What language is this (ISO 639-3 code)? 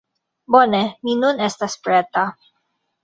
epo